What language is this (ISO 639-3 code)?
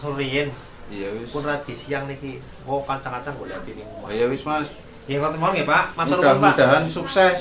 ind